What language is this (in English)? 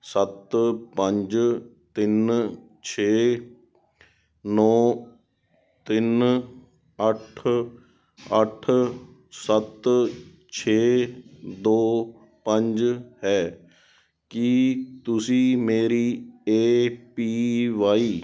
Punjabi